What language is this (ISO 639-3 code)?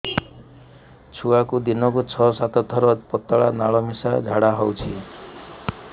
ori